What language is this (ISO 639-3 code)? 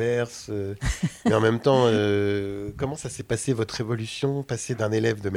fra